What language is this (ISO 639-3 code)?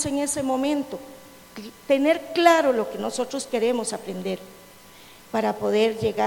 spa